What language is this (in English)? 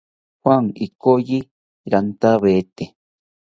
South Ucayali Ashéninka